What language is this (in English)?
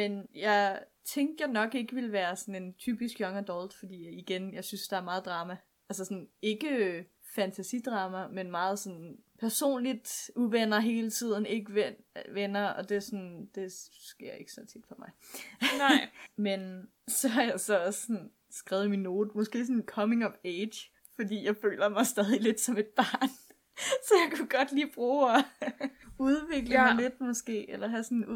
Danish